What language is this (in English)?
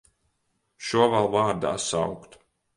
Latvian